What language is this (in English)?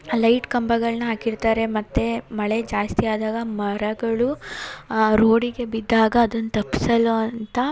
Kannada